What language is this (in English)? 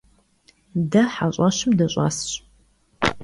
Kabardian